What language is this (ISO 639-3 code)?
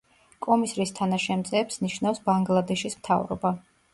kat